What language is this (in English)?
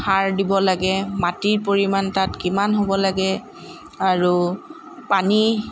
Assamese